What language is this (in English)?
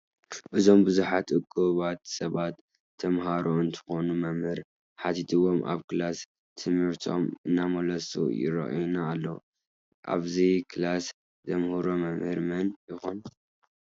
Tigrinya